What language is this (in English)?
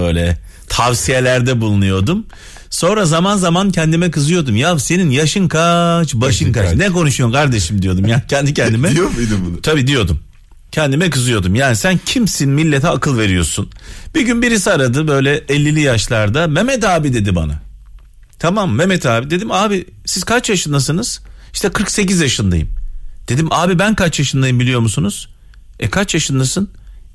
Turkish